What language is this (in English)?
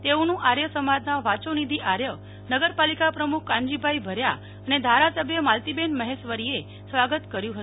Gujarati